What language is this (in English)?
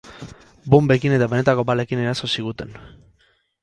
Basque